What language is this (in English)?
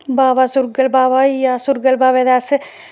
Dogri